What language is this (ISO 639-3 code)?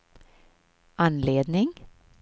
swe